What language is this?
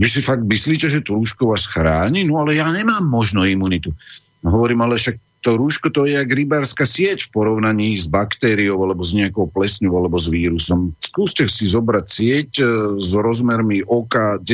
Slovak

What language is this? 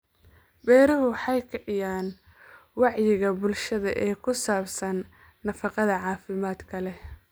Somali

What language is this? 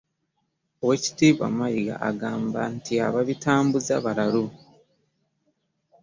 Ganda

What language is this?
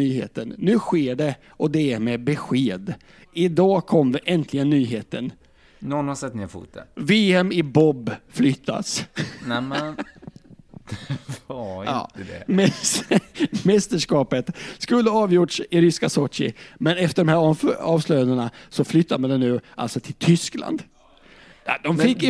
Swedish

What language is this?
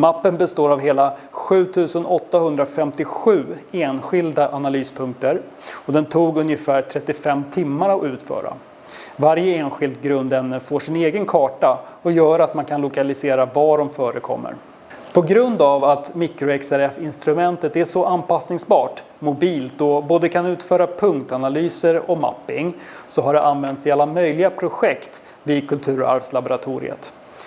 Swedish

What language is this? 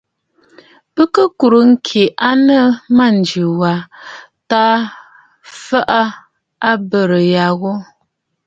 Bafut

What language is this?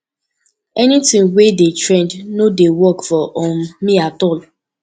Nigerian Pidgin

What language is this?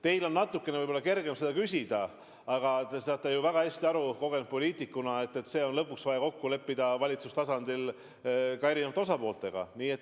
Estonian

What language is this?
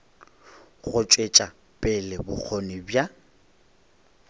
Northern Sotho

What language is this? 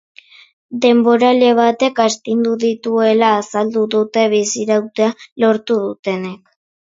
Basque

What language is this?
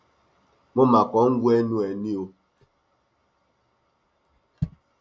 Yoruba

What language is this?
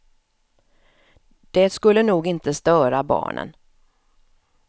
Swedish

